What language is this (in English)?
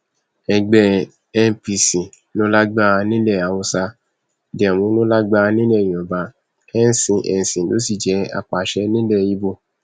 Yoruba